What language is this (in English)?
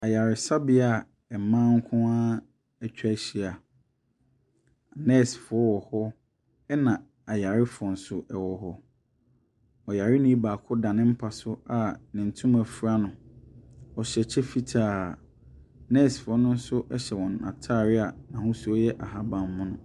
Akan